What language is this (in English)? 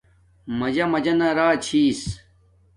Domaaki